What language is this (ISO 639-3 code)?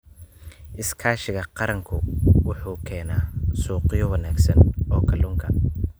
som